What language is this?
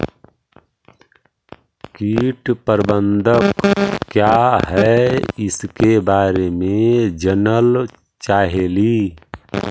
Magahi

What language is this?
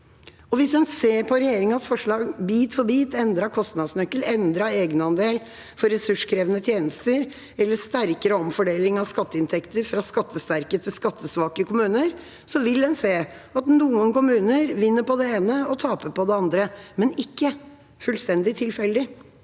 Norwegian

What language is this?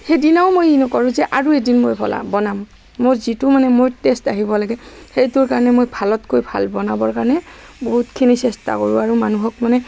Assamese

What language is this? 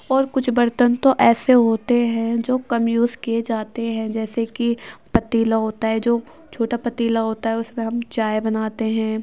Urdu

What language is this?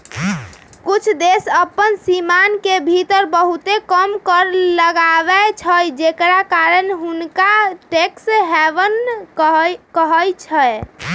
Magahi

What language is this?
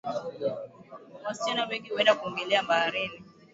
Swahili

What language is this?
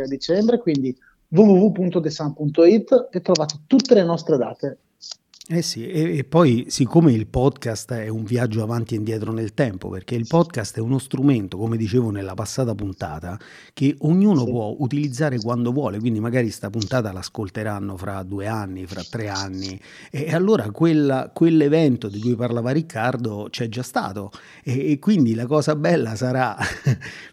Italian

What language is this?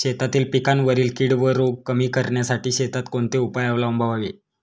Marathi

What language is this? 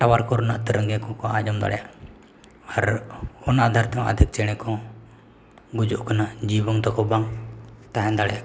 Santali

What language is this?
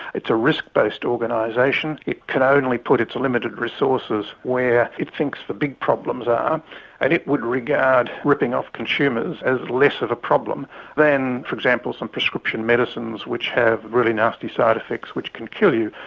English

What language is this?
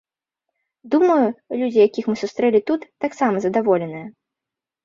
Belarusian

